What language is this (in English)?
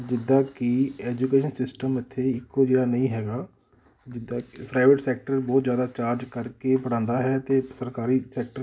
Punjabi